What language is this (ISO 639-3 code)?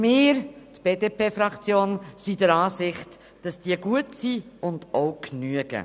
gsw